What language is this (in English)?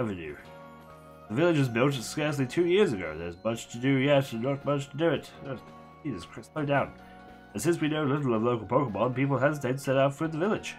English